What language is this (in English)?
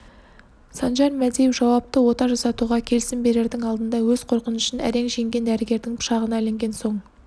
Kazakh